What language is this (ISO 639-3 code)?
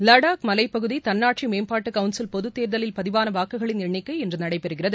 tam